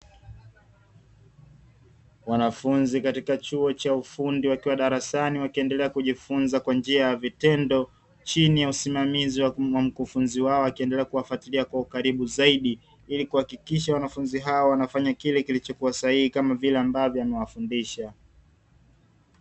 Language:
Swahili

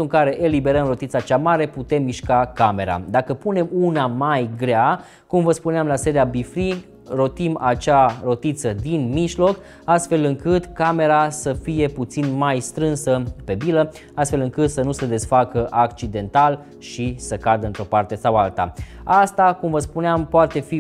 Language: Romanian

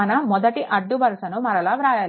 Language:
Telugu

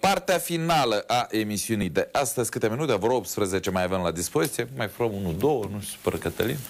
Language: Romanian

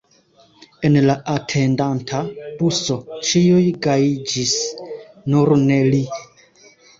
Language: Esperanto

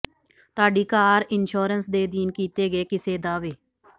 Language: Punjabi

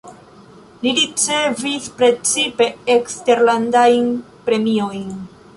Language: Esperanto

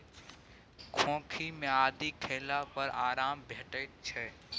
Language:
Maithili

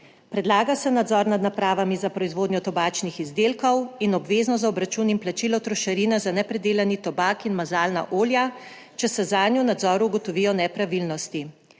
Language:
Slovenian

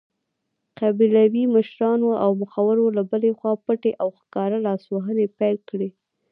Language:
Pashto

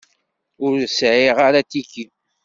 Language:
Kabyle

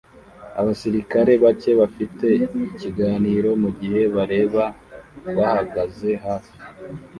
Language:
Kinyarwanda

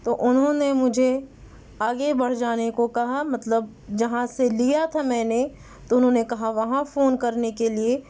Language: Urdu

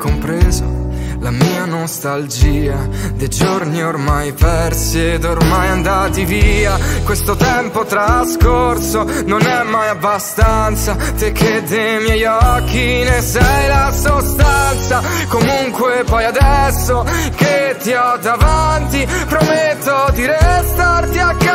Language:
Italian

